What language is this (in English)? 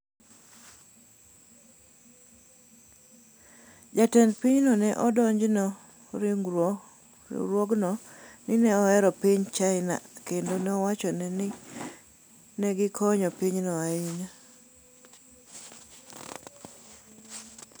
Luo (Kenya and Tanzania)